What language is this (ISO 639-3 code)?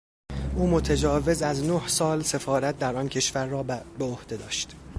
fas